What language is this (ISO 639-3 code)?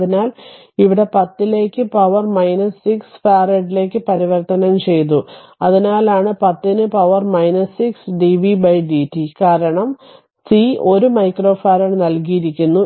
mal